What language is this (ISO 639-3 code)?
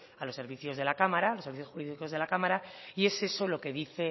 spa